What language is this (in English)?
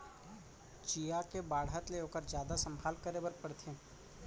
Chhattisgarhi